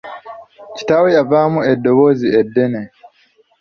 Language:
Ganda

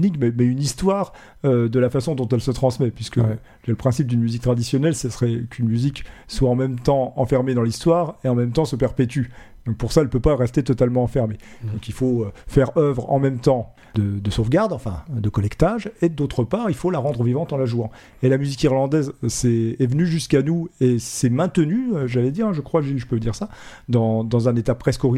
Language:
French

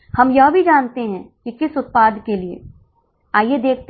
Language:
Hindi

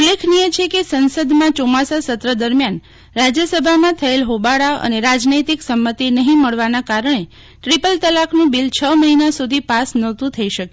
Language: Gujarati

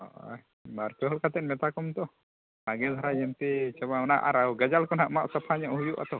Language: Santali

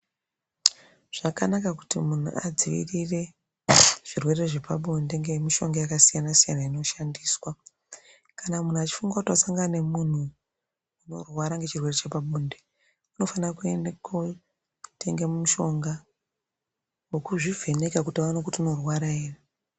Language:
Ndau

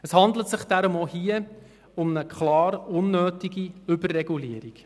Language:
Swiss German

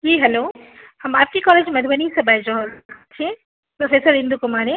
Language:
Maithili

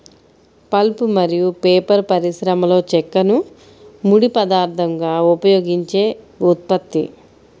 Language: Telugu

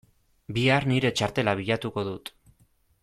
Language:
Basque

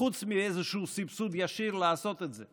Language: Hebrew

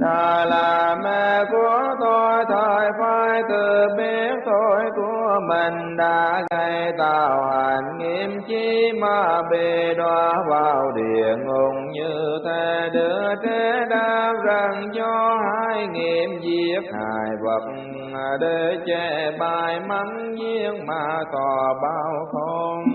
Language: Vietnamese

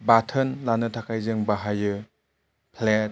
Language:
Bodo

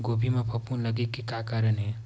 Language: Chhattisgarhi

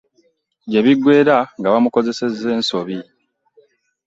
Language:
Ganda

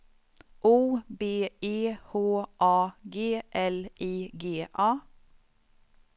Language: Swedish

